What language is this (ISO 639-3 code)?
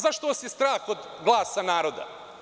srp